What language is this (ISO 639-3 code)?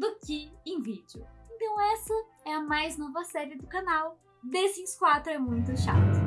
por